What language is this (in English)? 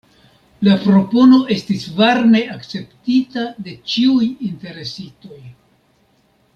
Esperanto